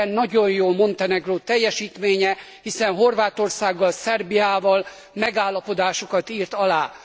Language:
Hungarian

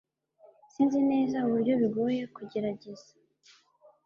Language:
Kinyarwanda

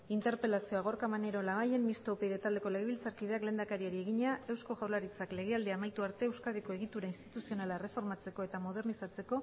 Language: Basque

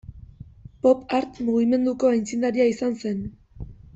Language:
Basque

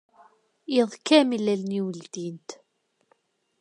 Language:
Kabyle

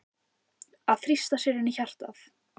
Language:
Icelandic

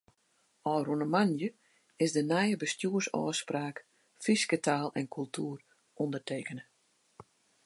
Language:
Western Frisian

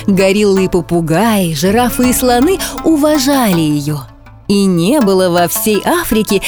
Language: Russian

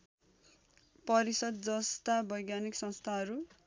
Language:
Nepali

